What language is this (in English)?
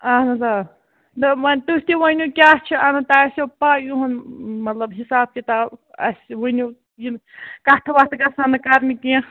Kashmiri